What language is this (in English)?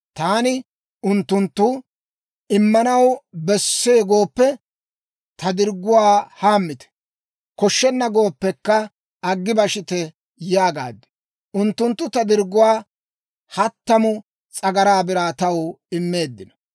Dawro